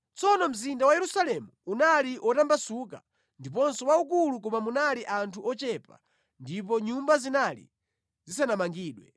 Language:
Nyanja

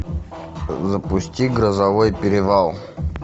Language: Russian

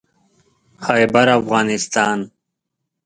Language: Pashto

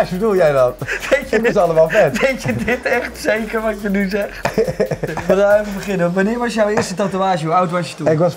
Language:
Dutch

